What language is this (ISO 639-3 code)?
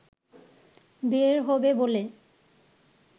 ben